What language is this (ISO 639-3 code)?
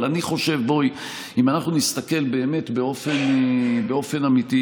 heb